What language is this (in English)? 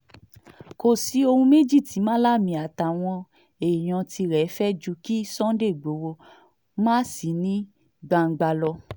Yoruba